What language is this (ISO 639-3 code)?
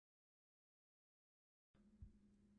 esu